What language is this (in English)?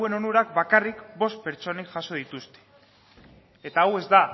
Basque